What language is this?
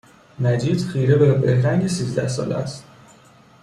Persian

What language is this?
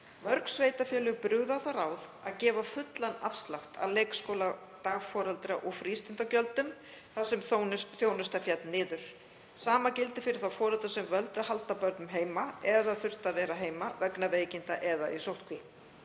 Icelandic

